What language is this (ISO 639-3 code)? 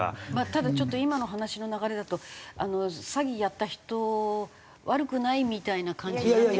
jpn